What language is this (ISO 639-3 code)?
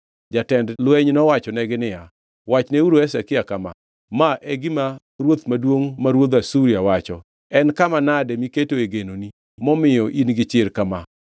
luo